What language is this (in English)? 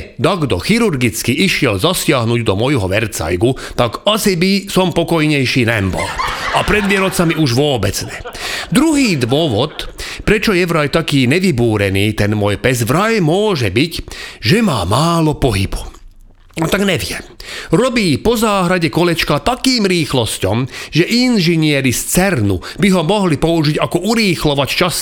Slovak